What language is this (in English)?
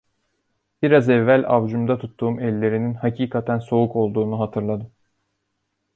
Turkish